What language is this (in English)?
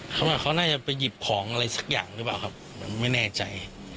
Thai